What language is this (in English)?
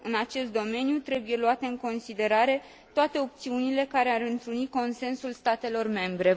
Romanian